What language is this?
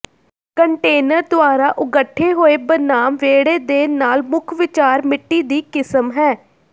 Punjabi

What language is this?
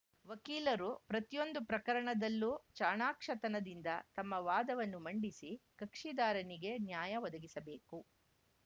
Kannada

